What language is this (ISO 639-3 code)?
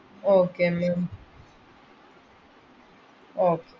mal